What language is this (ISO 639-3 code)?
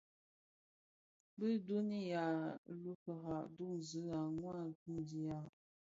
ksf